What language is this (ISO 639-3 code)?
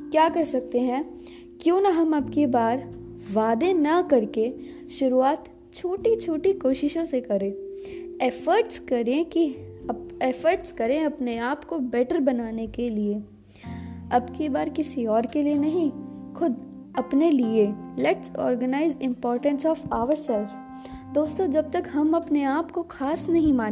hin